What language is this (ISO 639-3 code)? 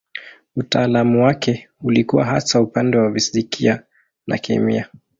swa